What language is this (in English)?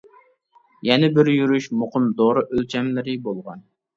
Uyghur